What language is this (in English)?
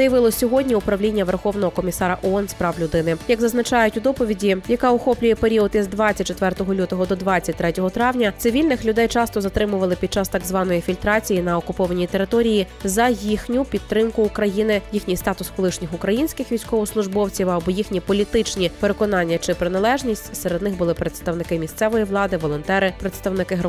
Ukrainian